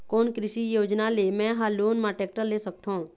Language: Chhattisgarhi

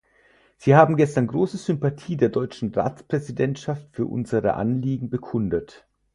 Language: German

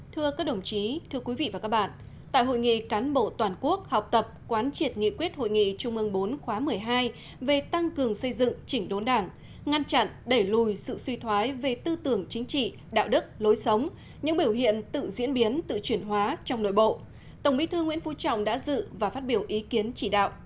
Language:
Vietnamese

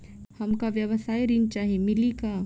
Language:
Bhojpuri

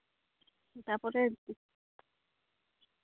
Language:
Santali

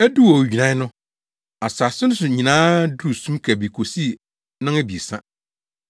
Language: Akan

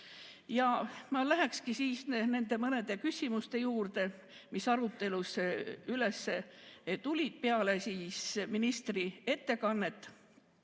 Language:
Estonian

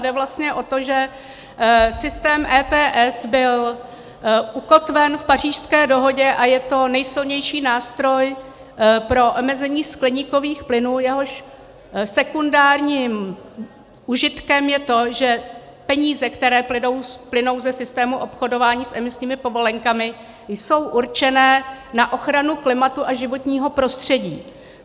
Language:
Czech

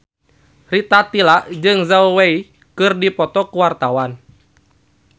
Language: Sundanese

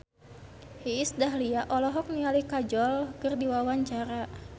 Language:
Sundanese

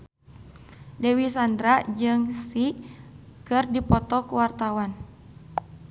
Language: Sundanese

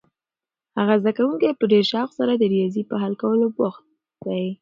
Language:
Pashto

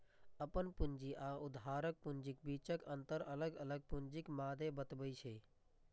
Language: Maithili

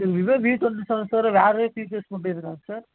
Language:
Tamil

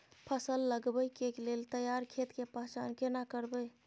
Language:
Maithili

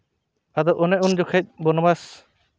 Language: Santali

